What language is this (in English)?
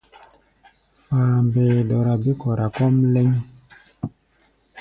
Gbaya